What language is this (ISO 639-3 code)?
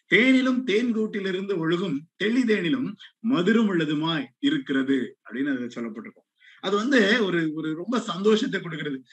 tam